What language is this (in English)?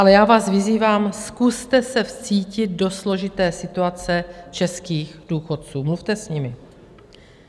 Czech